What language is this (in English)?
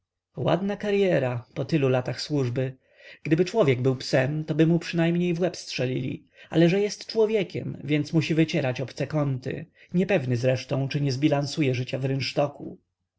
Polish